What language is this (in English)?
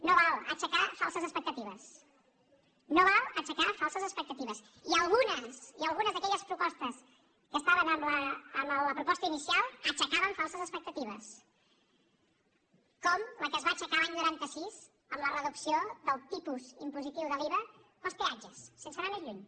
Catalan